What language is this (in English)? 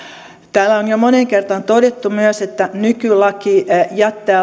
Finnish